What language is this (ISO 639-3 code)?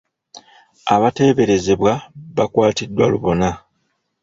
lug